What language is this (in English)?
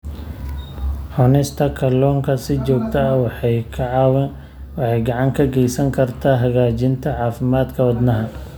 Somali